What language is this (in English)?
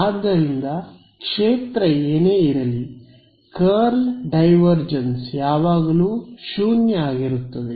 Kannada